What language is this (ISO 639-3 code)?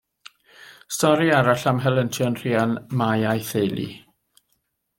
cym